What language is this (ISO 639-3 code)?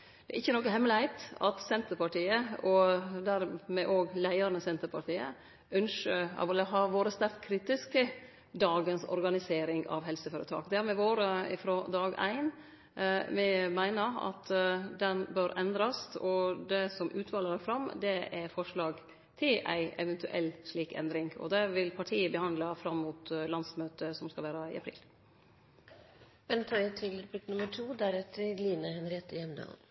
nor